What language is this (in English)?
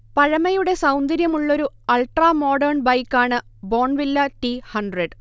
Malayalam